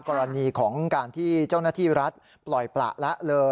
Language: Thai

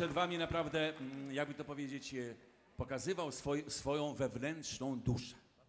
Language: Polish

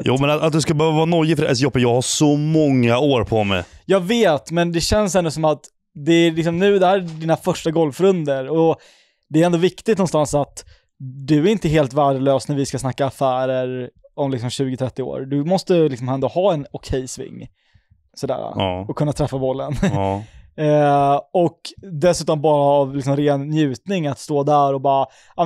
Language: Swedish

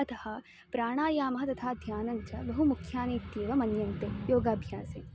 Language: Sanskrit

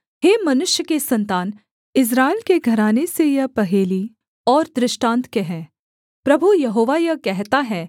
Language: Hindi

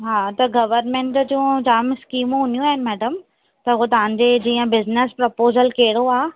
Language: Sindhi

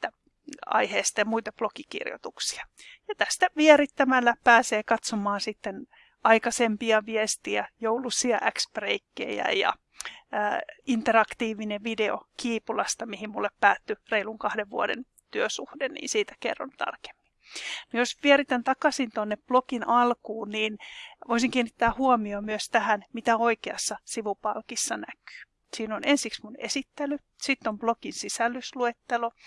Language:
Finnish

